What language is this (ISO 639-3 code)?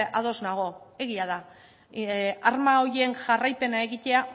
eus